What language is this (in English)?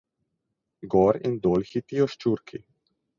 Slovenian